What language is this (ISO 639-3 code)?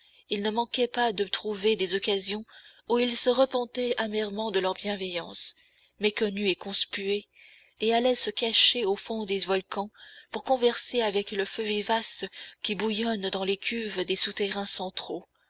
fra